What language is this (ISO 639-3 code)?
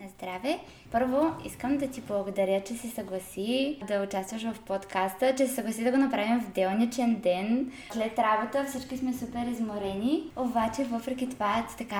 bul